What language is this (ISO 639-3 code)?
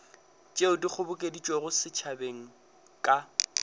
nso